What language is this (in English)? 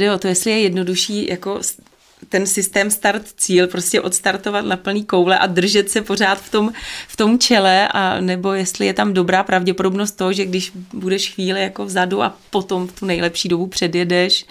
Czech